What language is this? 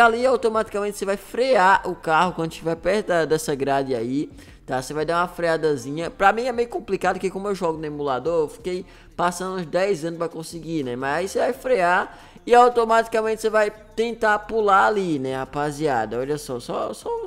Portuguese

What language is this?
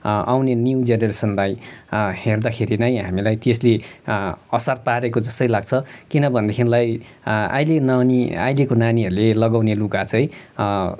Nepali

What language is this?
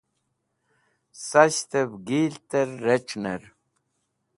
Wakhi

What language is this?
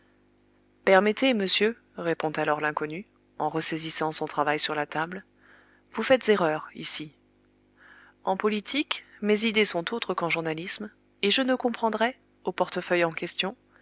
French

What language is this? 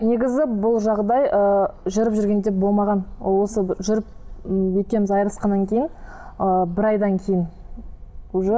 Kazakh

